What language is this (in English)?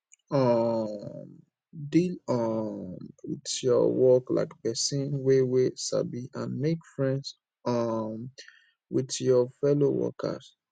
Nigerian Pidgin